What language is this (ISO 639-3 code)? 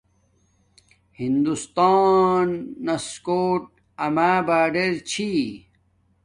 dmk